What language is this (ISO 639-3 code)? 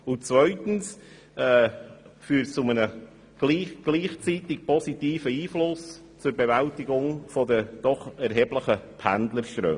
gsw